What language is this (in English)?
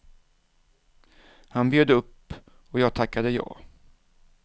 Swedish